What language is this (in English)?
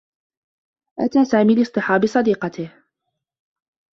Arabic